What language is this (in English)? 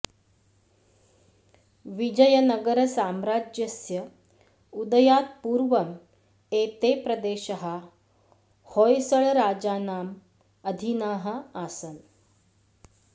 Sanskrit